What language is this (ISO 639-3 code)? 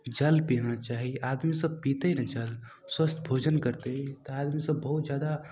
mai